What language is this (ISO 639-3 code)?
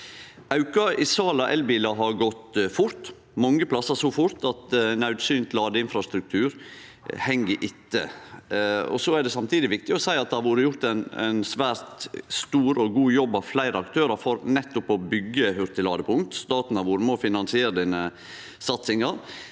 nor